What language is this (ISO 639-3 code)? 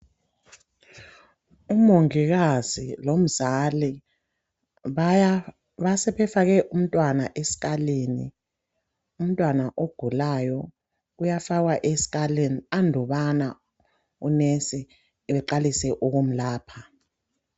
nde